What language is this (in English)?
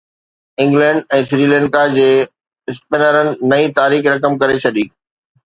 Sindhi